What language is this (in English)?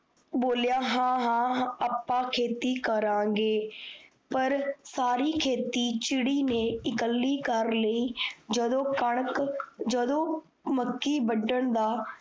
Punjabi